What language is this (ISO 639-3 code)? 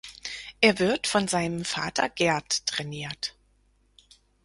deu